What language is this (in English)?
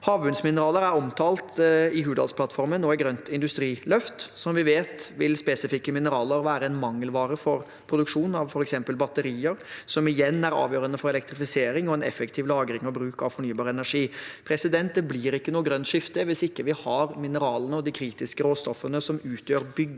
Norwegian